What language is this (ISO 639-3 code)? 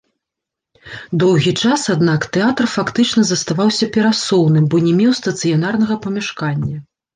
bel